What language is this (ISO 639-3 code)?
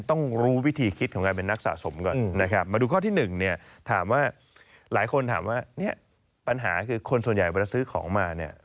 tha